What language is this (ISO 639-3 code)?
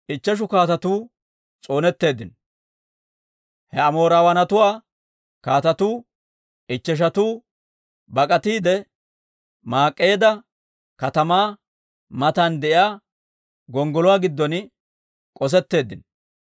dwr